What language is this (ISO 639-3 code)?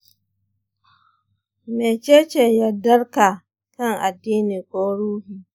hau